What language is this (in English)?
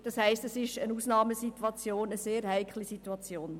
Swiss German